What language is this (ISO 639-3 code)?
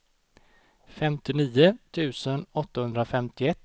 swe